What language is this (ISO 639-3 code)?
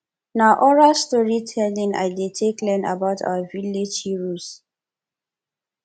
pcm